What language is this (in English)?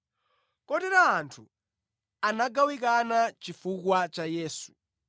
Nyanja